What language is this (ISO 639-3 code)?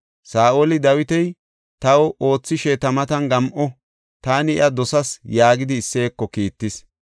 gof